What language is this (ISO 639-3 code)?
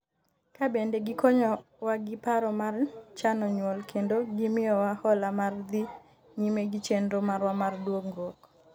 luo